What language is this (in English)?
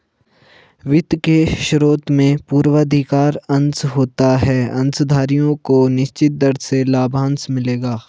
Hindi